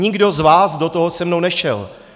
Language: Czech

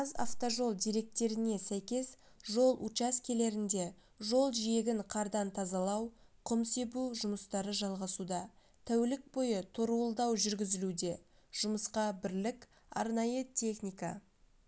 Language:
Kazakh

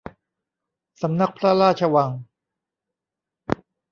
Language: Thai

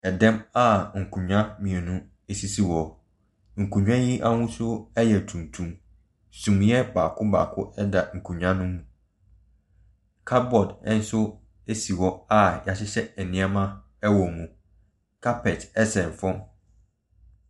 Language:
Akan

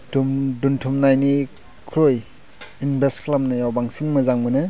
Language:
Bodo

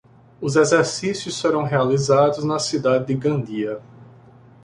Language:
Portuguese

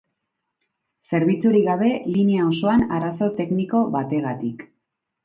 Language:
Basque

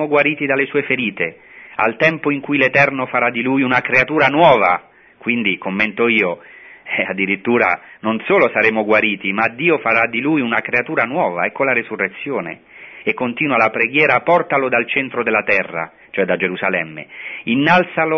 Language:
Italian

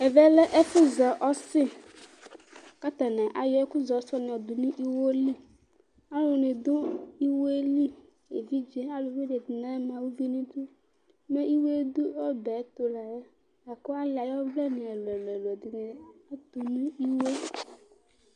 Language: Ikposo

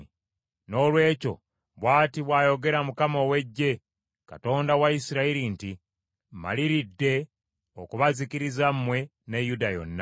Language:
Ganda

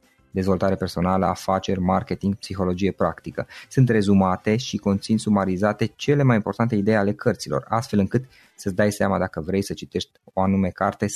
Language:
Romanian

